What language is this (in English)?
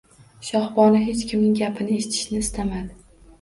Uzbek